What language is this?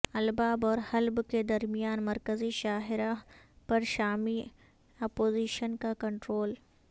Urdu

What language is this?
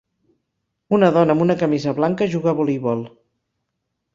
Catalan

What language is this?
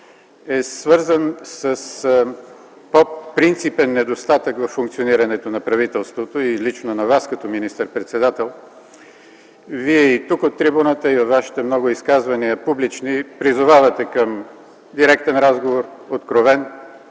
Bulgarian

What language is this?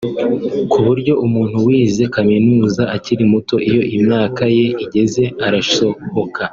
Kinyarwanda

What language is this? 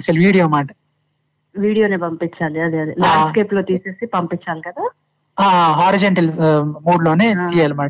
Telugu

